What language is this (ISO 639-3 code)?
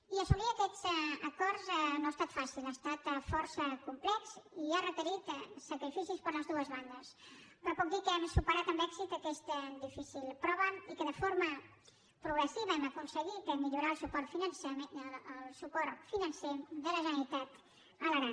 cat